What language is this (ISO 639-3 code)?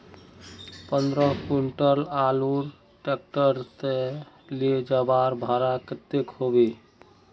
mag